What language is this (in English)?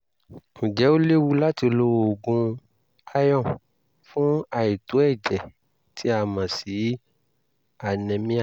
Yoruba